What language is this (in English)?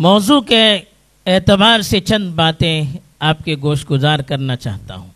Urdu